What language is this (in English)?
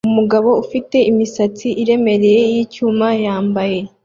Kinyarwanda